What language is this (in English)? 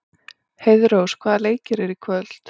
Icelandic